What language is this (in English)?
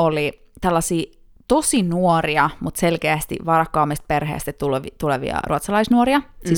Finnish